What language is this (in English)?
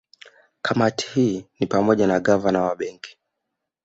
Swahili